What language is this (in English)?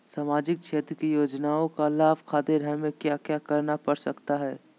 Magahi